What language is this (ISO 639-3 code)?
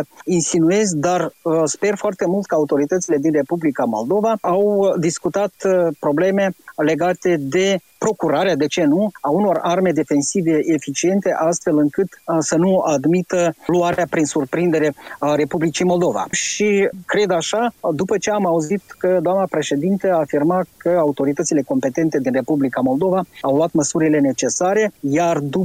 ron